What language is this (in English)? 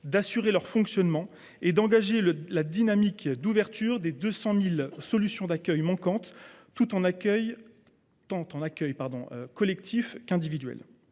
French